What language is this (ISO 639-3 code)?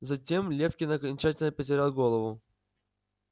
rus